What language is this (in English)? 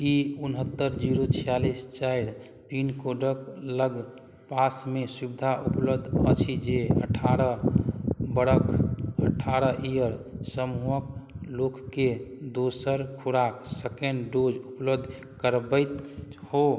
Maithili